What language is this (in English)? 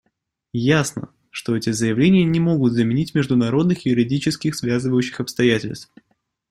Russian